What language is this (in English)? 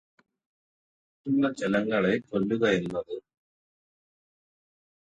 Malayalam